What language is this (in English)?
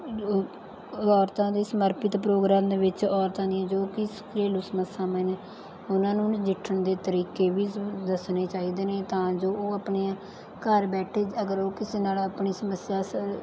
Punjabi